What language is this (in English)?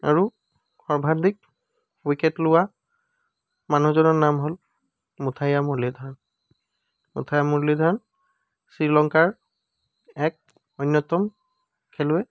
Assamese